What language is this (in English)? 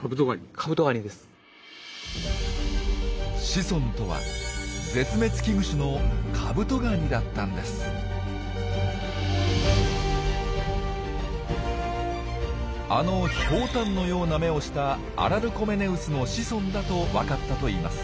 Japanese